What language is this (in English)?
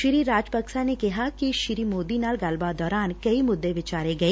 Punjabi